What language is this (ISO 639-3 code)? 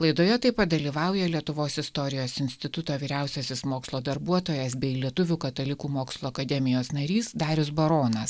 lit